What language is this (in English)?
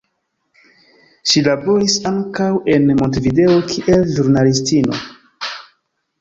Esperanto